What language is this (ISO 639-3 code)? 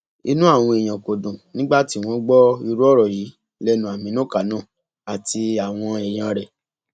yor